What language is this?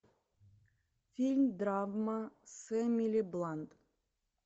Russian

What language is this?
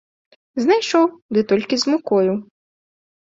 Belarusian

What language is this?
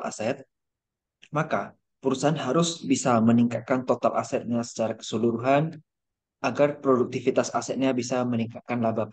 Indonesian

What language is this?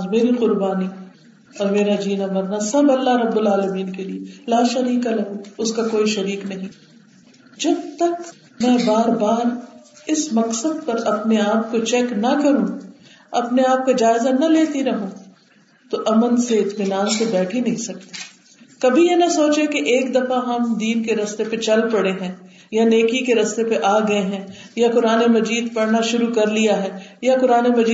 Urdu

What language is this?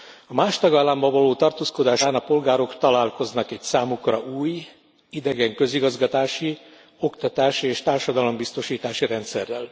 Hungarian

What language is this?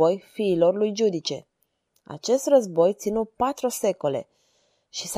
Romanian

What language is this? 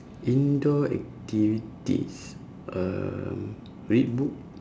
English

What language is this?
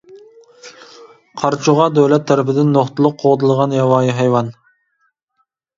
Uyghur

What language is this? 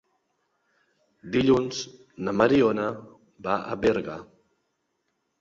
Catalan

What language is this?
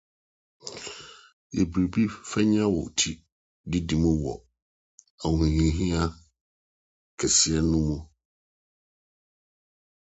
Akan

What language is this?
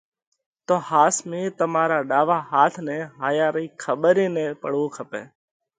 Parkari Koli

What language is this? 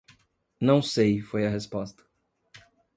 Portuguese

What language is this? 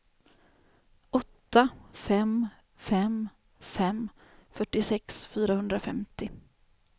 Swedish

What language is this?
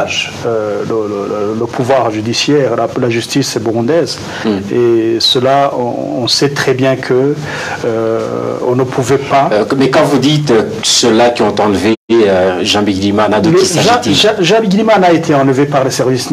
French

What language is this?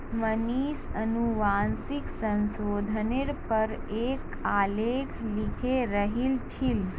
Magahi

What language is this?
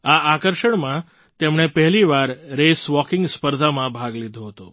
Gujarati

